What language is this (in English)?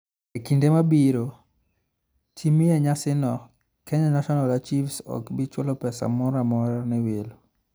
Luo (Kenya and Tanzania)